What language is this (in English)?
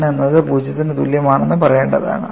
Malayalam